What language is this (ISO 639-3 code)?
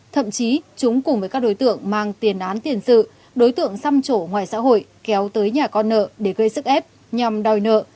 vie